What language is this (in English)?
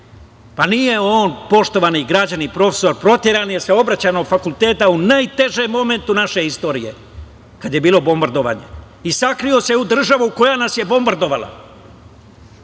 Serbian